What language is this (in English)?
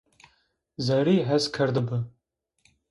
Zaza